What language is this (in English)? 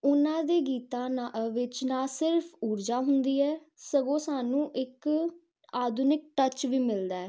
Punjabi